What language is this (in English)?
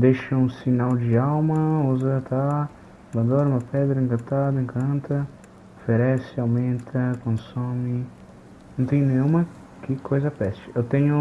Portuguese